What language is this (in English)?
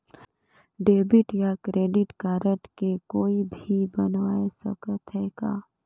Chhattisgarhi